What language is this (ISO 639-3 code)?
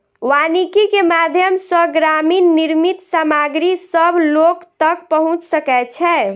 mai